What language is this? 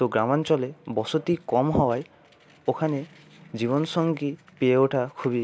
Bangla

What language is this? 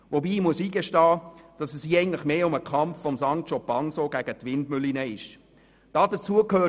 Swiss German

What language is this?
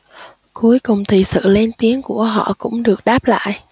Vietnamese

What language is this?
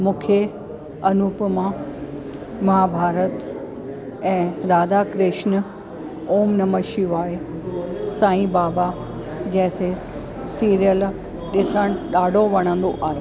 Sindhi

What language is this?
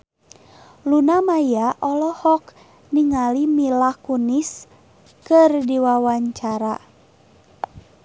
Sundanese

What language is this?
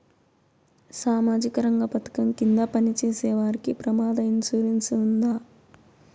Telugu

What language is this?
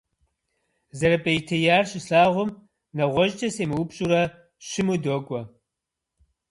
Kabardian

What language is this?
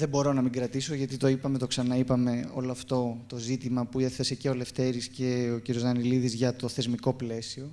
Greek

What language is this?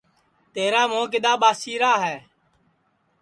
Sansi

